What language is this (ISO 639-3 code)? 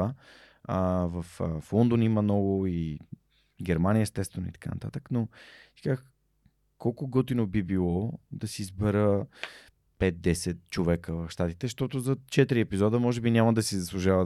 bul